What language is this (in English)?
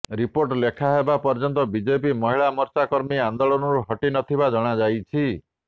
Odia